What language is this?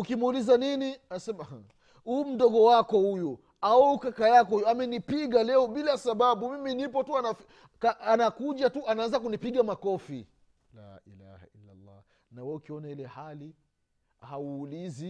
Swahili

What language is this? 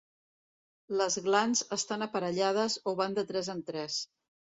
Catalan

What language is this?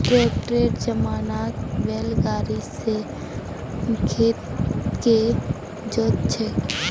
Magahi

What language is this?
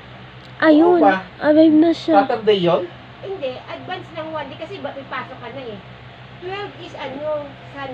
Filipino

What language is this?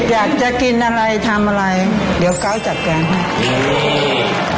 Thai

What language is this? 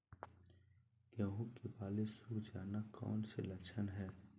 Magahi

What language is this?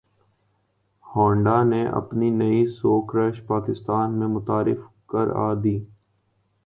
Urdu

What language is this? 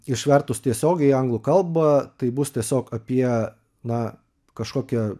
Lithuanian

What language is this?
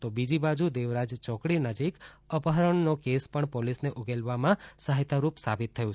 Gujarati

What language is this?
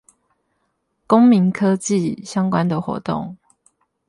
Chinese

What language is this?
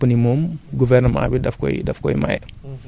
Wolof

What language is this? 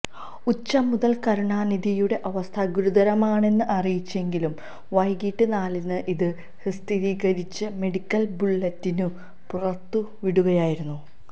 Malayalam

